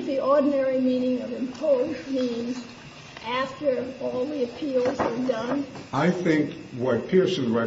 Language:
English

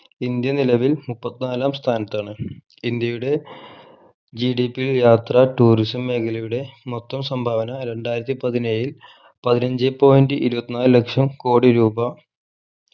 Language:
Malayalam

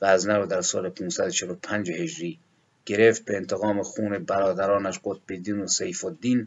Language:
Persian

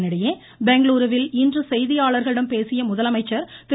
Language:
Tamil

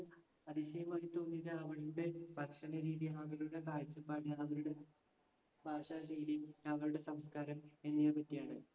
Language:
Malayalam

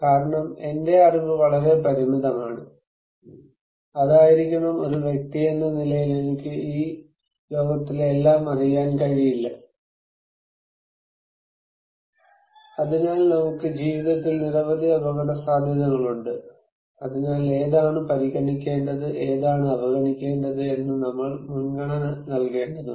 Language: Malayalam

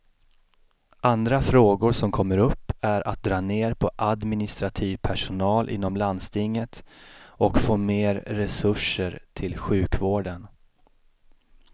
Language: Swedish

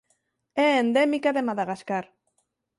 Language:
Galician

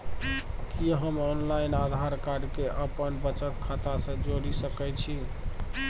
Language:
Maithili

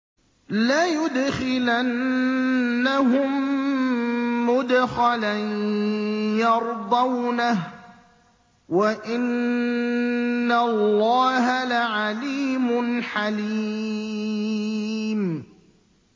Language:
Arabic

